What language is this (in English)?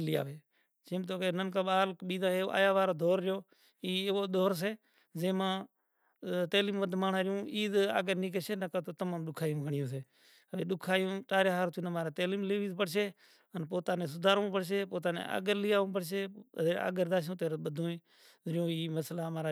Kachi Koli